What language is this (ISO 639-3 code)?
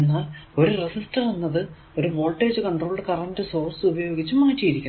mal